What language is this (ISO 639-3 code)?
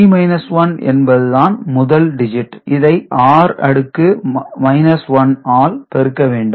tam